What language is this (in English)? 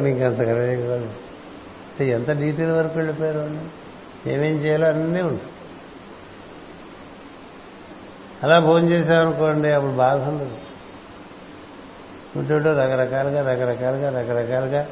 Telugu